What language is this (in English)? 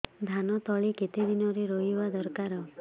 Odia